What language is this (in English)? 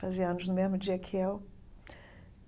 Portuguese